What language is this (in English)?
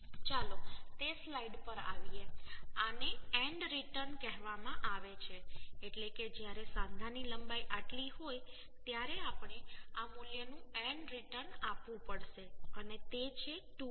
Gujarati